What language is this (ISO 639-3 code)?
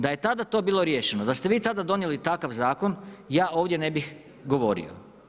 hrv